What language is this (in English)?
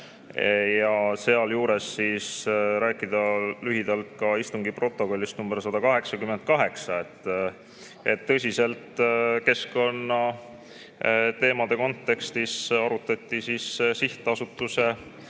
Estonian